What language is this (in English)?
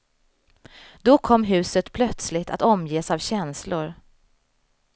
Swedish